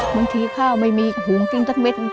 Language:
Thai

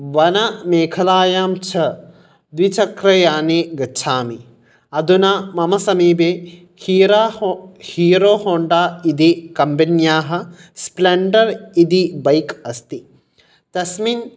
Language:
Sanskrit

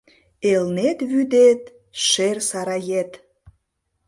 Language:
Mari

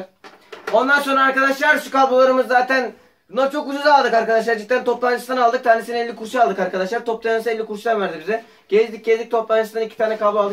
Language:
Turkish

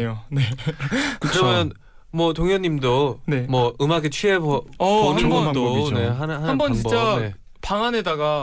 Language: Korean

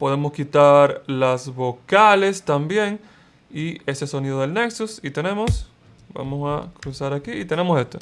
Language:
Spanish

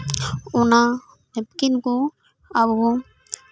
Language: Santali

